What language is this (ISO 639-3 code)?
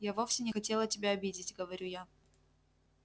rus